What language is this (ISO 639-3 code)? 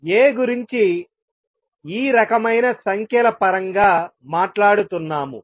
tel